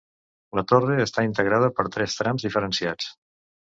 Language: Catalan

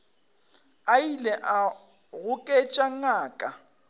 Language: Northern Sotho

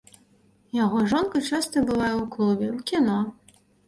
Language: Belarusian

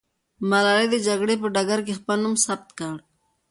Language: Pashto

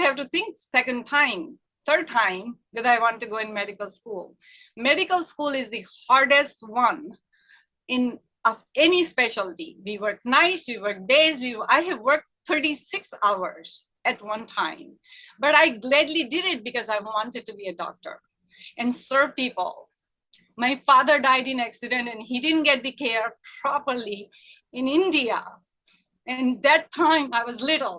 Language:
English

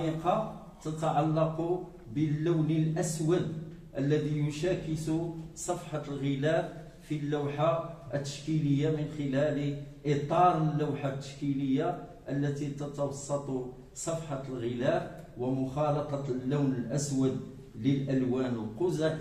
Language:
Arabic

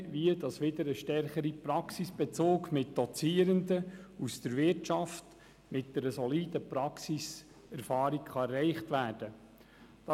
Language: Swiss German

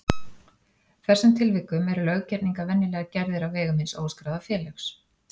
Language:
Icelandic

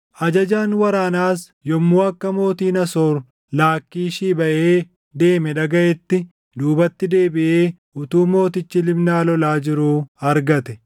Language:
Oromo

